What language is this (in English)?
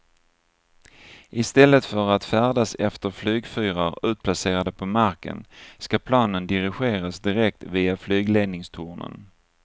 Swedish